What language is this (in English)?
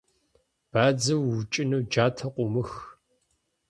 Kabardian